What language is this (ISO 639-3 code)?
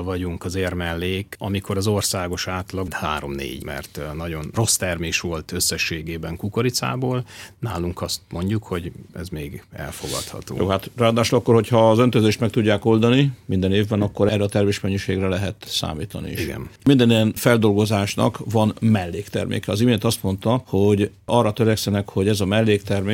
hun